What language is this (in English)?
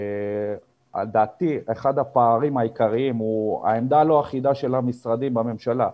Hebrew